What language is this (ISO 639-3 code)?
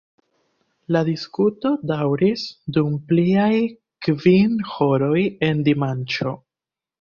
epo